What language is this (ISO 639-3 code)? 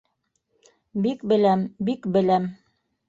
bak